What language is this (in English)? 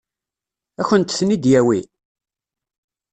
Kabyle